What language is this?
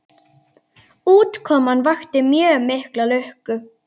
Icelandic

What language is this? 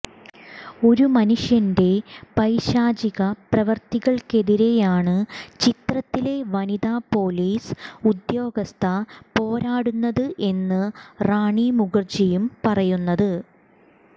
Malayalam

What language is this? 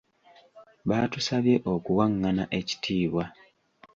Ganda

